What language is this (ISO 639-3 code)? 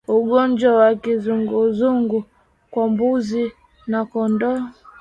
swa